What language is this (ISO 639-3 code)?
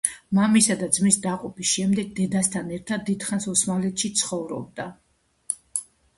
kat